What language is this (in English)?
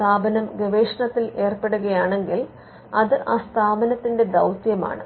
Malayalam